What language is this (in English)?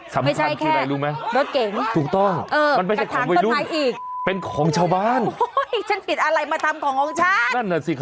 Thai